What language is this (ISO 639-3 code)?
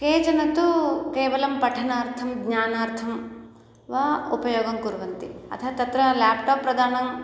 san